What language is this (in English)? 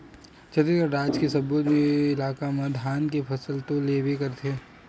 Chhattisgarhi